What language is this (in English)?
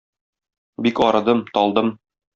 Tatar